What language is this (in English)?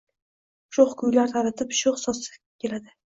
Uzbek